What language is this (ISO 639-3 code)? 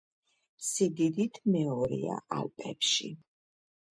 kat